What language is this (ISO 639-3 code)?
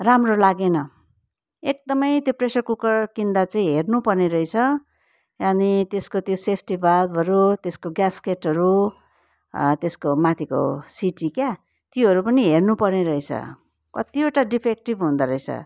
nep